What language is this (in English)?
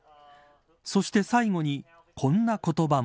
Japanese